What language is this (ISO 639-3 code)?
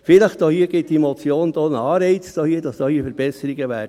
gsw